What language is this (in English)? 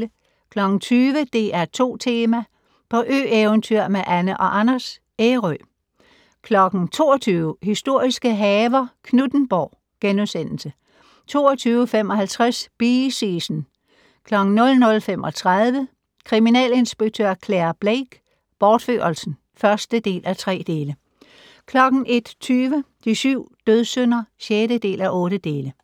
Danish